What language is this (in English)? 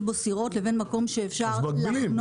Hebrew